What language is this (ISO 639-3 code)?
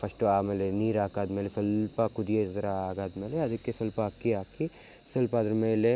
kan